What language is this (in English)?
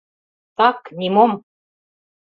Mari